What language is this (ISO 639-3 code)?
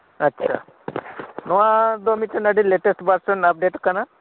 sat